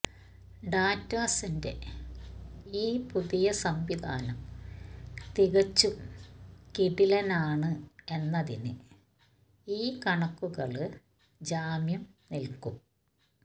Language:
Malayalam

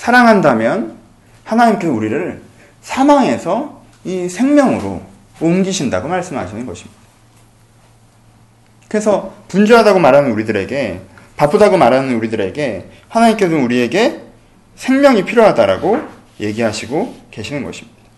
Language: Korean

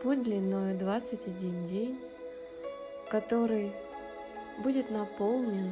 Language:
Russian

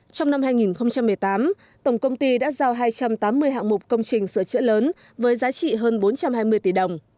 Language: Vietnamese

